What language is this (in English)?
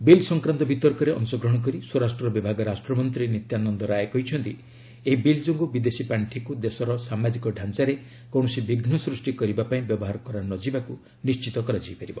Odia